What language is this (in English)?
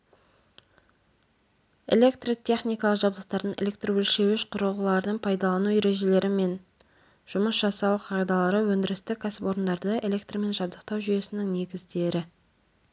Kazakh